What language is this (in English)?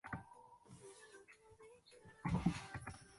Chinese